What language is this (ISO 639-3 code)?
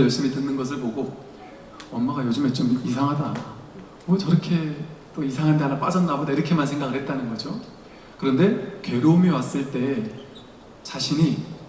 kor